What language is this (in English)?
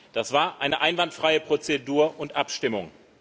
German